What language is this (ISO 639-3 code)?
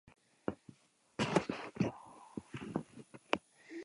eus